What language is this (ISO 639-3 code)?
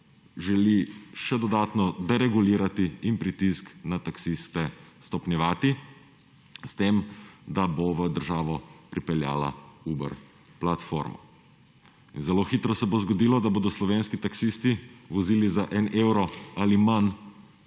slv